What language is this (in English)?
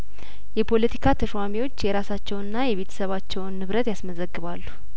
Amharic